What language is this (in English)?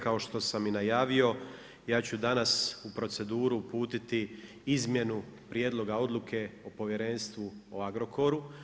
Croatian